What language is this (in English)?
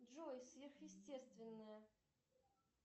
Russian